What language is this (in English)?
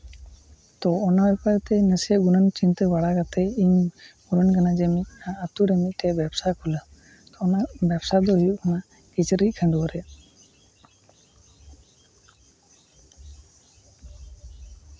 Santali